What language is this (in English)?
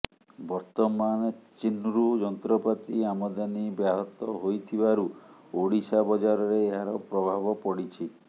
Odia